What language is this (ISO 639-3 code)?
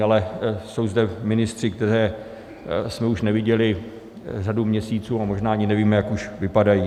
ces